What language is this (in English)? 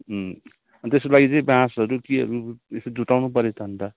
Nepali